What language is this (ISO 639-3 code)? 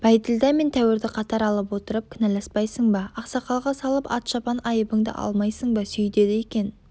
kaz